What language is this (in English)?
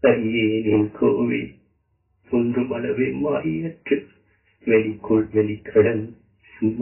Tamil